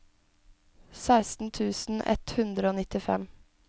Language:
Norwegian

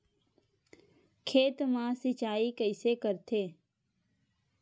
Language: Chhattisgarhi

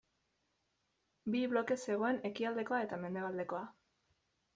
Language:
Basque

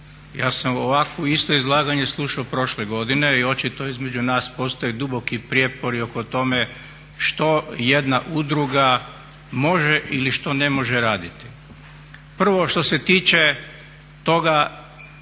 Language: Croatian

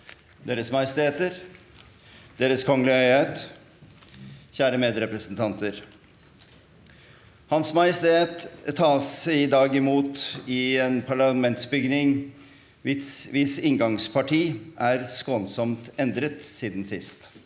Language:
Norwegian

